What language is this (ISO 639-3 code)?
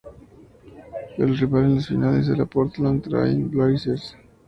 spa